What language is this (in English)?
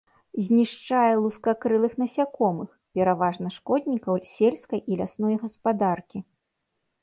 Belarusian